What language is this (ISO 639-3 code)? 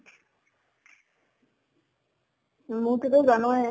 asm